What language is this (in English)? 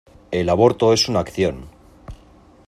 Spanish